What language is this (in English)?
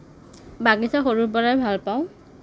Assamese